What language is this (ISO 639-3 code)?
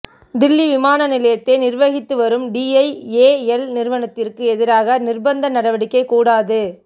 tam